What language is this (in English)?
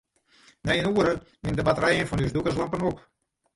Western Frisian